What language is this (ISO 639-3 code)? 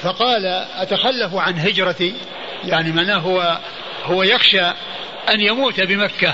ara